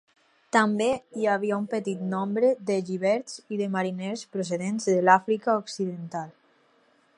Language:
Catalan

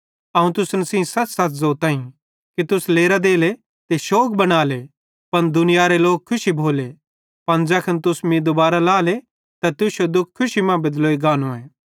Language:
Bhadrawahi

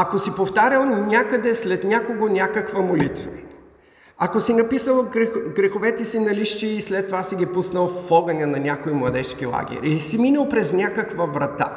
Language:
Bulgarian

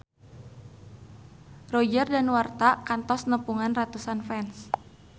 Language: Sundanese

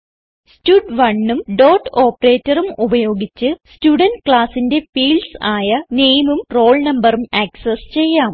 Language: Malayalam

